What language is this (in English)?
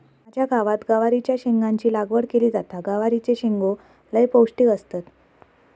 Marathi